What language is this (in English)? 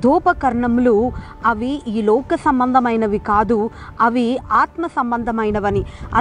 Romanian